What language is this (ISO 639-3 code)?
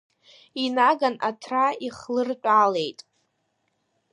abk